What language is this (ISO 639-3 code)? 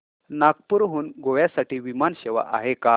mar